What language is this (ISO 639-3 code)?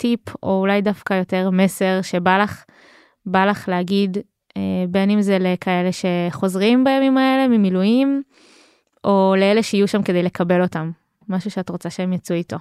heb